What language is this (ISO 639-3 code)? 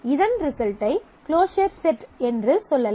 tam